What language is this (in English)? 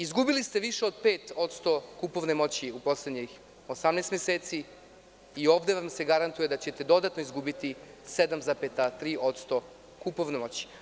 Serbian